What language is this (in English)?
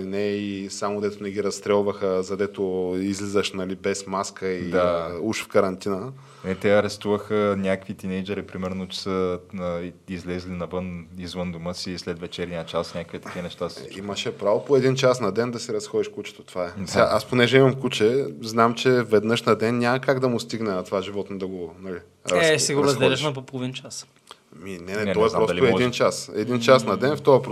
Bulgarian